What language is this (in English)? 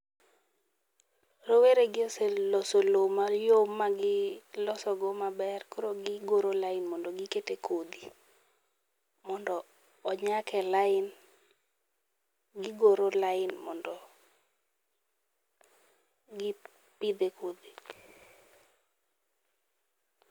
Luo (Kenya and Tanzania)